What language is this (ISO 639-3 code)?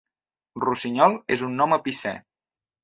cat